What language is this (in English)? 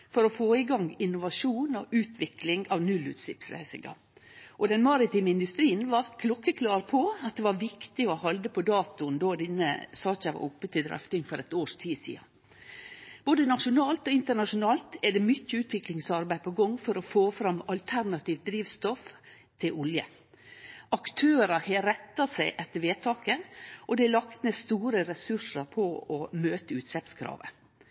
Norwegian Nynorsk